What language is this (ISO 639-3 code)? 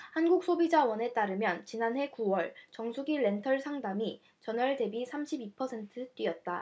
kor